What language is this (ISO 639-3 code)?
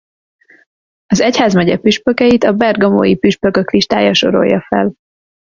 hun